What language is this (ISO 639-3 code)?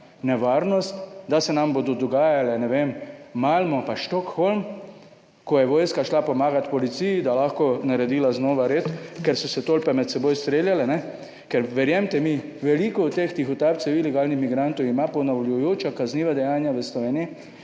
slv